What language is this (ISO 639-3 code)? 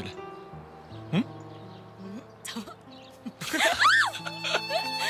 tur